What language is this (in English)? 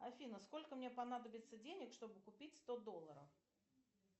Russian